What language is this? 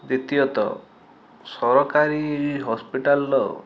Odia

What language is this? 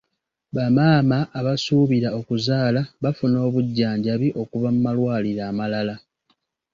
Ganda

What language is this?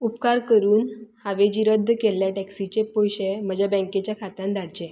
Konkani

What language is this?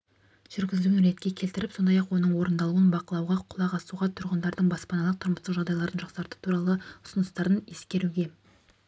Kazakh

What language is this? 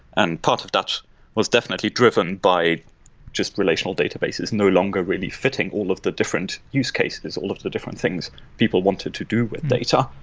English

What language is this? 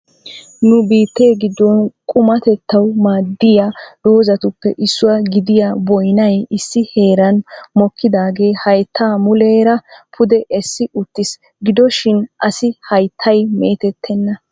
Wolaytta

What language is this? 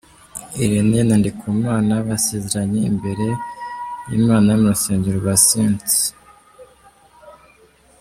Kinyarwanda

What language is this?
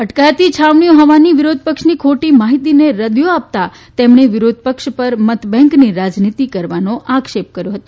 Gujarati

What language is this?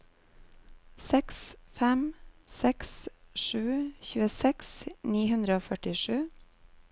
Norwegian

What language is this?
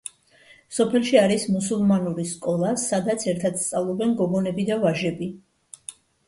Georgian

